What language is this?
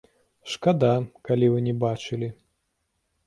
Belarusian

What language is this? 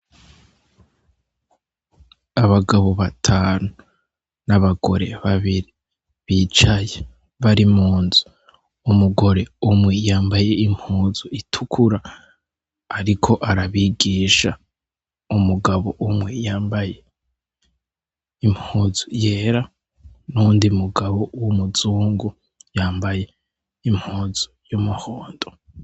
Rundi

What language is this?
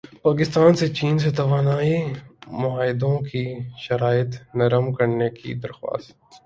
Urdu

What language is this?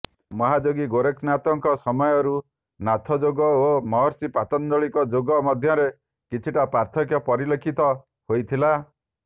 Odia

